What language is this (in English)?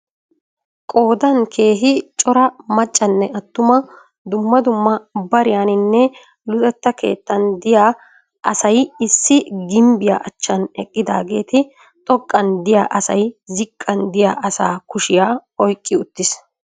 Wolaytta